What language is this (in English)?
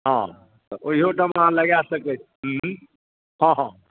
Maithili